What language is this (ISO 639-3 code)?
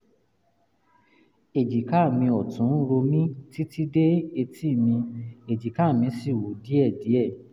yor